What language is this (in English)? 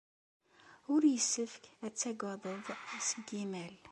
Kabyle